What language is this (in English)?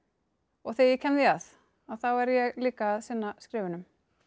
Icelandic